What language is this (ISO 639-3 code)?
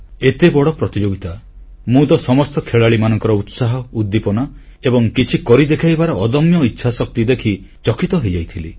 ori